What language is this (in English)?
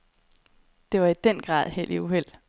Danish